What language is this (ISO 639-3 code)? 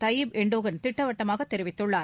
tam